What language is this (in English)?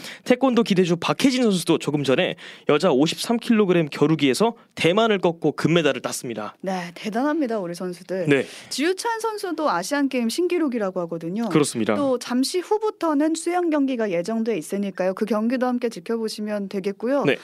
Korean